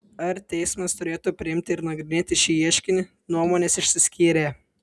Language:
Lithuanian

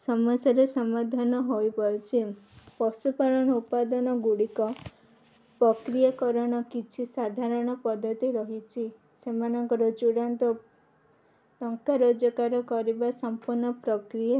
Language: Odia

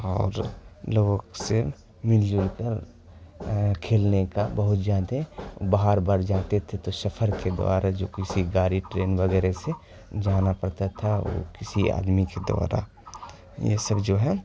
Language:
Urdu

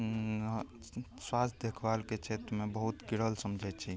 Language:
Maithili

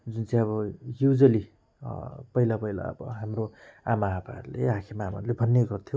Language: Nepali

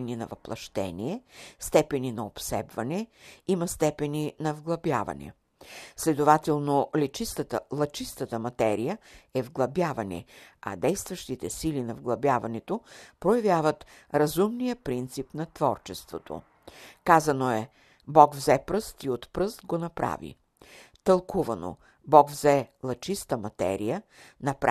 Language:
Bulgarian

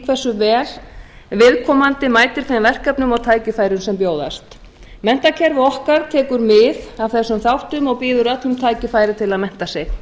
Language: Icelandic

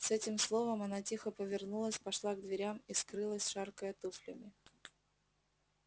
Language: Russian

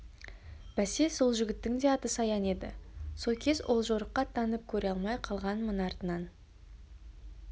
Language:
Kazakh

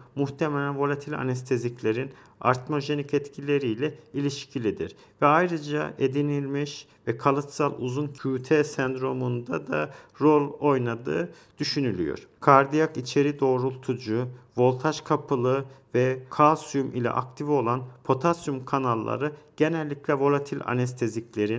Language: Turkish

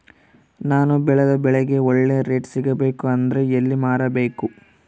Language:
Kannada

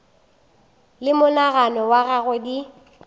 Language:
Northern Sotho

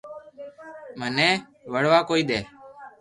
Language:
Loarki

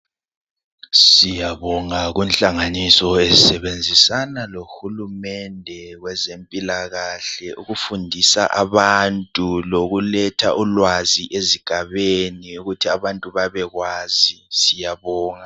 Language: North Ndebele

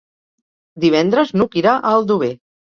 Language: Catalan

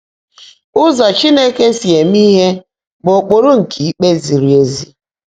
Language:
Igbo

